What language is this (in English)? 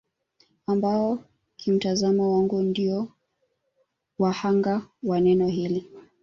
Swahili